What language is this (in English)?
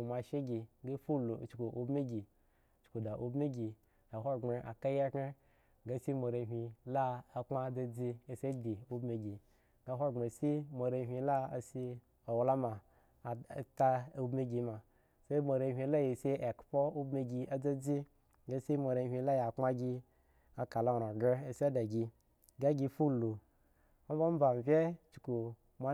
Eggon